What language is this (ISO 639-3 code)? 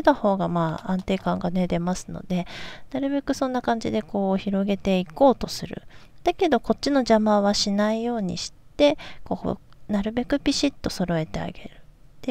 jpn